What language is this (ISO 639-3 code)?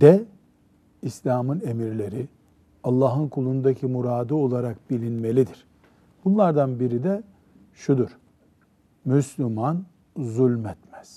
tur